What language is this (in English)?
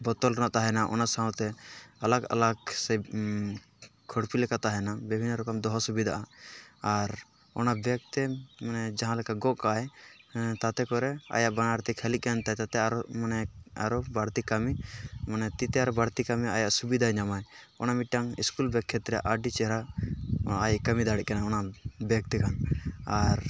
Santali